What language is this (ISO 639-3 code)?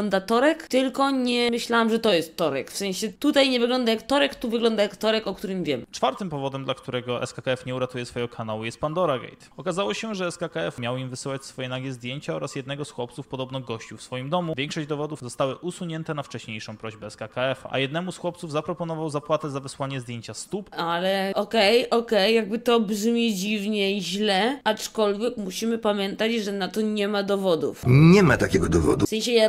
pol